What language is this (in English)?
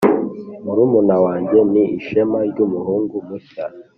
Kinyarwanda